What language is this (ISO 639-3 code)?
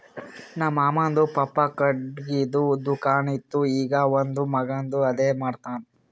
kan